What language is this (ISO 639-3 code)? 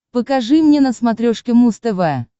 rus